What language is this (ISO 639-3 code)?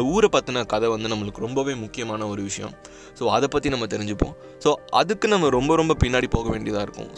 tam